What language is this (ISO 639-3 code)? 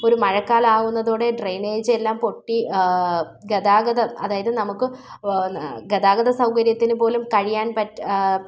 mal